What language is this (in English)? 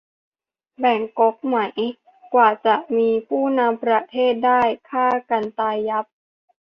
Thai